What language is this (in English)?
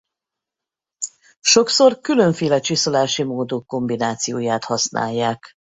Hungarian